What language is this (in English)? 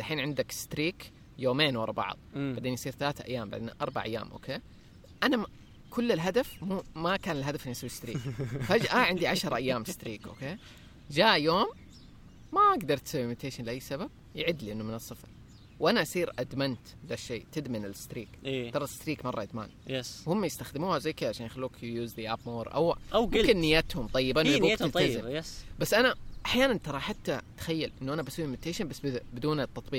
Arabic